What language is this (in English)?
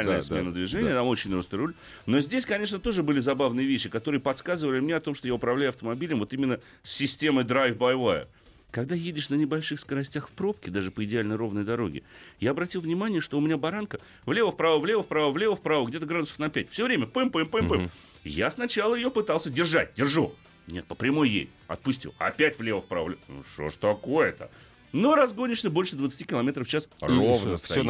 Russian